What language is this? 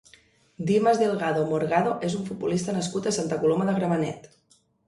Catalan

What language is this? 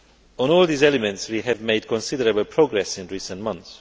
English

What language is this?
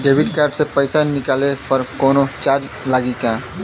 Bhojpuri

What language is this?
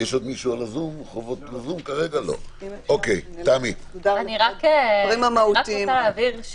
Hebrew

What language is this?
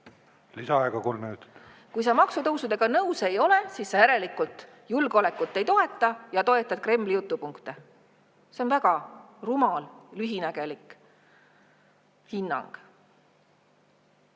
Estonian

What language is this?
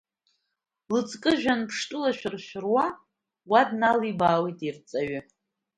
Abkhazian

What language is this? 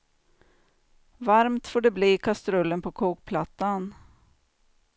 Swedish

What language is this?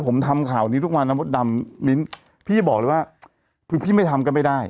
Thai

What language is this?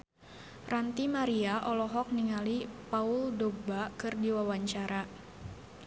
Sundanese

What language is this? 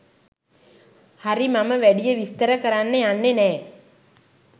Sinhala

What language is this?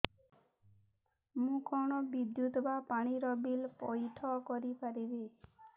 Odia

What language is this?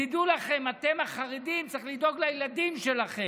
Hebrew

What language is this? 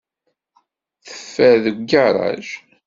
Kabyle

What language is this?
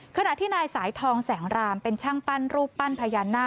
Thai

